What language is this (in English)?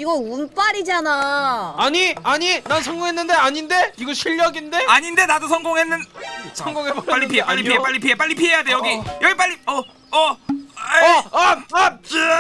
Korean